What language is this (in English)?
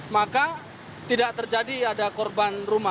Indonesian